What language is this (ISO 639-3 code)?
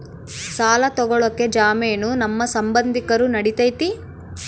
kan